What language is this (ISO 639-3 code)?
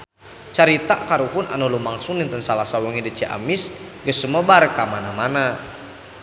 sun